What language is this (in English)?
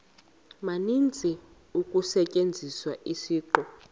Xhosa